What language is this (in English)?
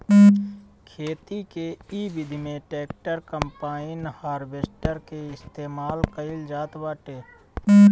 Bhojpuri